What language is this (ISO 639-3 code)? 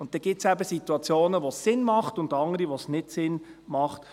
gsw